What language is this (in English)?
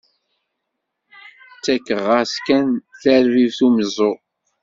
Kabyle